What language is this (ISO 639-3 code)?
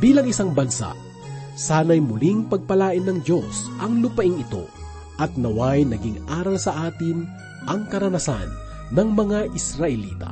fil